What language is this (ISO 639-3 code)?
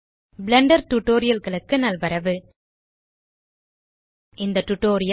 tam